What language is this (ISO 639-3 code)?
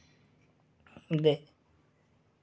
doi